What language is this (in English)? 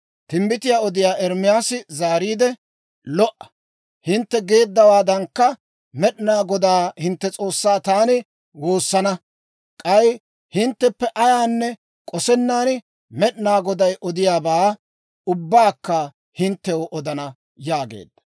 Dawro